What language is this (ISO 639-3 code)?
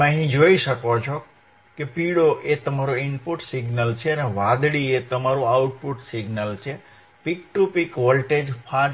guj